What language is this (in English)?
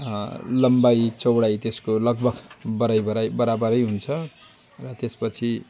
Nepali